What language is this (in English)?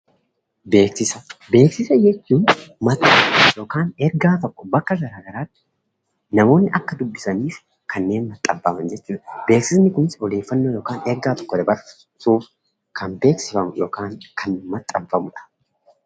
Oromo